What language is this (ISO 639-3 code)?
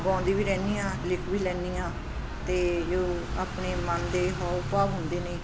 pan